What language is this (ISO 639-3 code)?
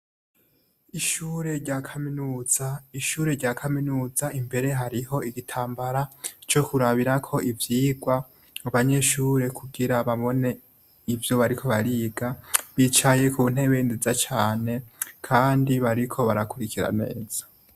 run